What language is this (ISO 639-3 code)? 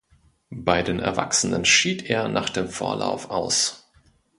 deu